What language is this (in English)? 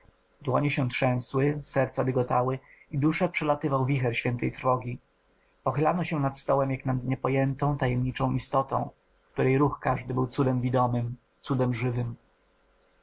Polish